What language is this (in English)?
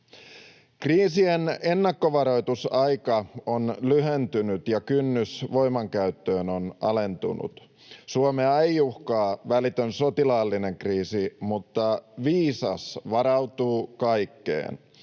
Finnish